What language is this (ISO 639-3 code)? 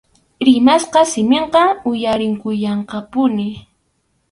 qxu